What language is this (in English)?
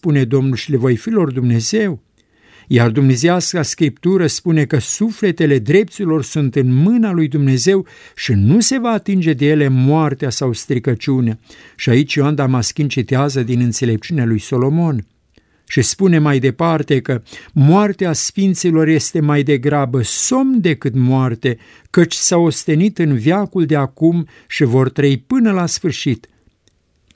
Romanian